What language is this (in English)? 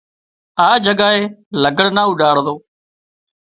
Wadiyara Koli